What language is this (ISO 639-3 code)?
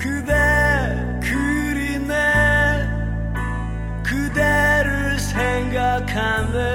kor